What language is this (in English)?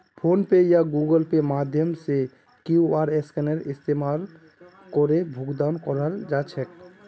Magahi